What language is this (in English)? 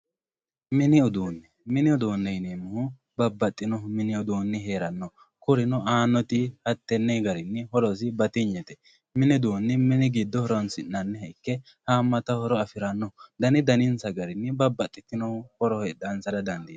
Sidamo